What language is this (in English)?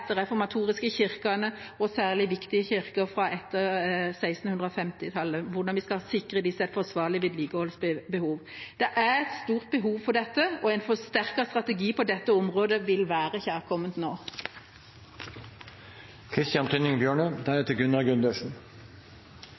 Norwegian Bokmål